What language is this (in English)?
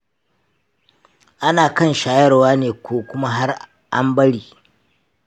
Hausa